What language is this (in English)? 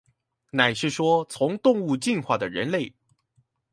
Chinese